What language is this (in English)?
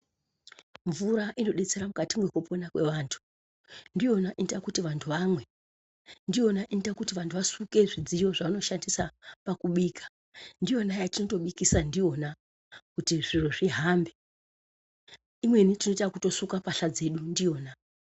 Ndau